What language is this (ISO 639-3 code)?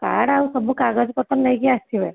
ori